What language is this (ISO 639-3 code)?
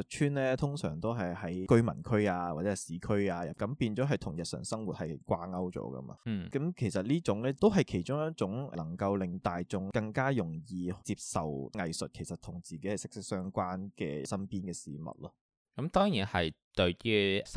zho